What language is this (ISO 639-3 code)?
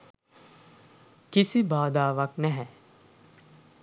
sin